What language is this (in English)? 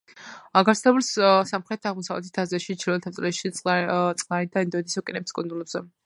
Georgian